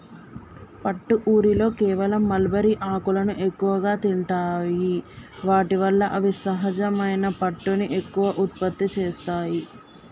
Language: Telugu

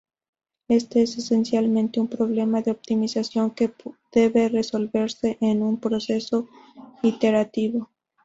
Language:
Spanish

